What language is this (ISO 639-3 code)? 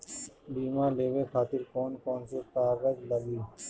bho